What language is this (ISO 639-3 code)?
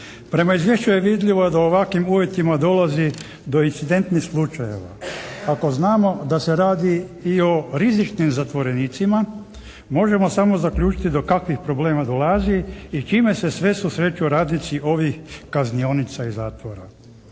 hrv